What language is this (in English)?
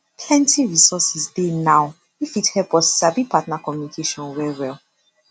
Nigerian Pidgin